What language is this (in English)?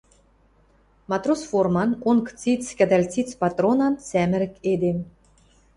Western Mari